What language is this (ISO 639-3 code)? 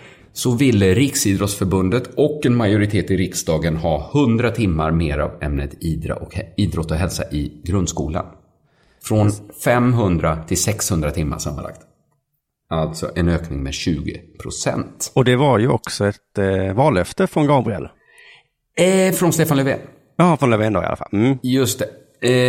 swe